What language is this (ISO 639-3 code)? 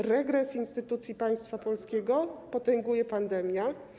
pol